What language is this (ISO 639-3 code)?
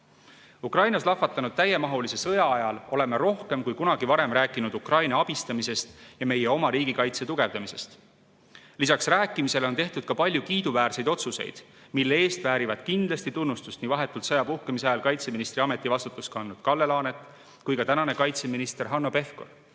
est